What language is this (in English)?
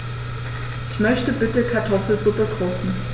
German